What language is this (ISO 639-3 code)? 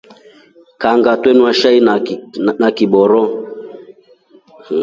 rof